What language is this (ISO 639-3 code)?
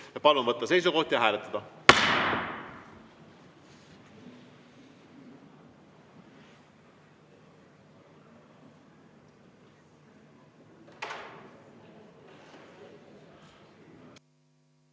est